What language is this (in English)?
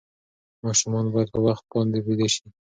Pashto